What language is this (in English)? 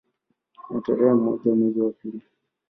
Swahili